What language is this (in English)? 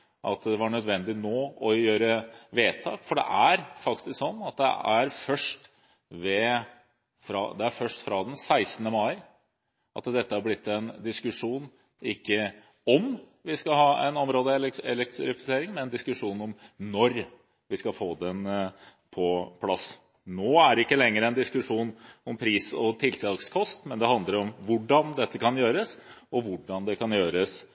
Norwegian Bokmål